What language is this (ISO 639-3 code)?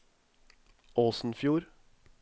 nor